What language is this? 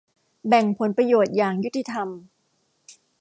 Thai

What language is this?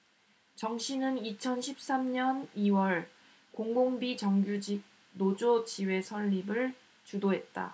Korean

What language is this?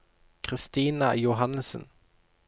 Norwegian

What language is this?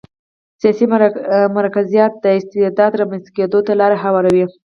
Pashto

